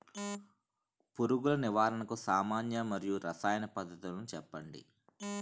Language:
Telugu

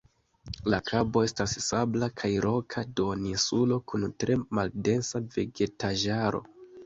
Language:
Esperanto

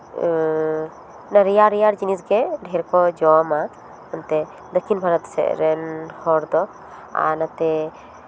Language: Santali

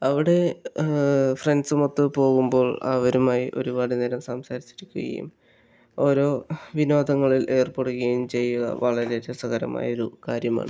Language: Malayalam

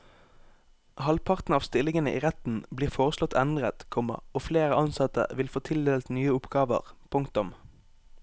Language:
Norwegian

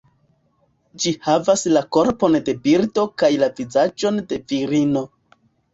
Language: Esperanto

